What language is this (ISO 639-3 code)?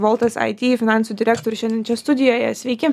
lit